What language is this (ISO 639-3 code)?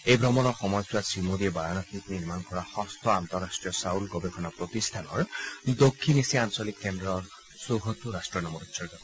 asm